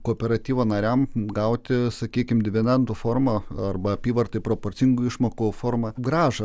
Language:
Lithuanian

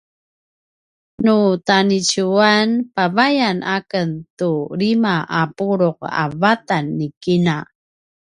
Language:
Paiwan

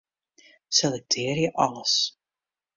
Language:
Western Frisian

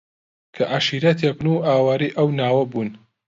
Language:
Central Kurdish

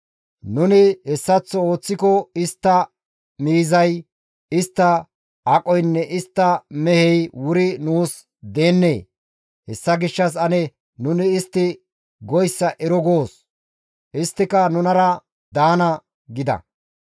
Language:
Gamo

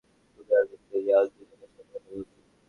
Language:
Bangla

